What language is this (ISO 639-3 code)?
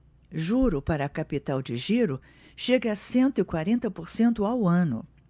por